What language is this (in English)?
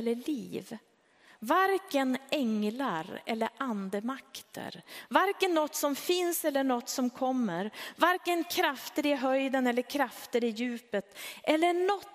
Swedish